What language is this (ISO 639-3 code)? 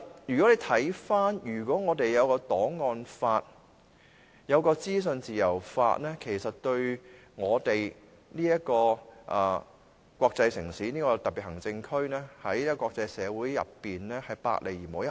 yue